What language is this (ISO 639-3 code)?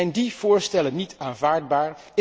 nld